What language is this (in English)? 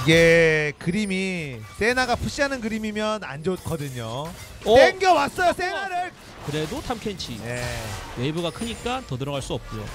Korean